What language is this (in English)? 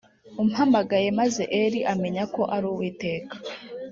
Kinyarwanda